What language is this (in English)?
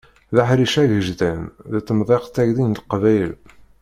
Kabyle